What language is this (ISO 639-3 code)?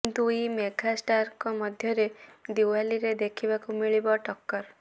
ori